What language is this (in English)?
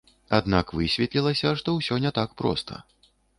Belarusian